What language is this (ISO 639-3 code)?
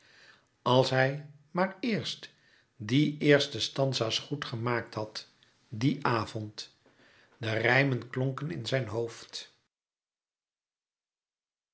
nld